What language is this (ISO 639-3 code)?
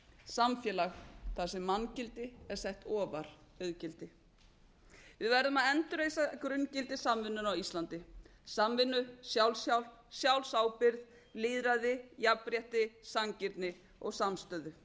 isl